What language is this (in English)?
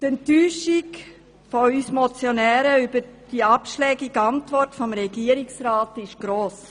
Swiss German